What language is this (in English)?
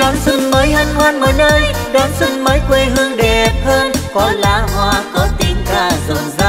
Vietnamese